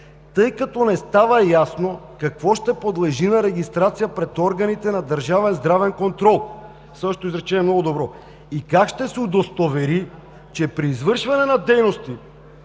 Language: Bulgarian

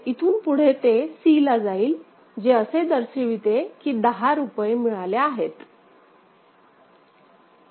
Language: Marathi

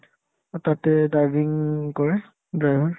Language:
Assamese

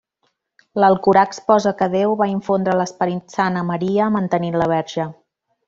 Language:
Catalan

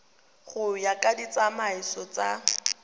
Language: Tswana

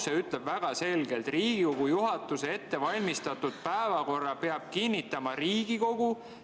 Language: Estonian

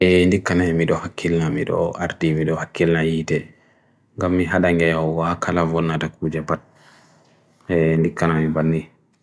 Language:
Bagirmi Fulfulde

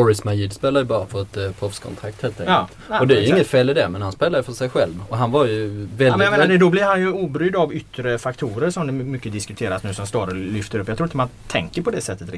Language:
Swedish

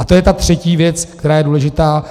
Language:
Czech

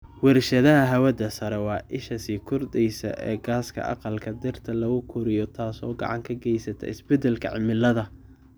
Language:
Somali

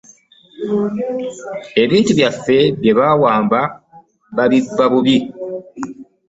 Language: Ganda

